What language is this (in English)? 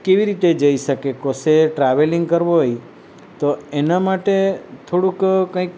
Gujarati